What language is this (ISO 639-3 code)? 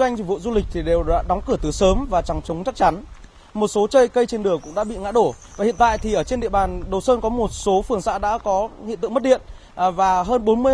vie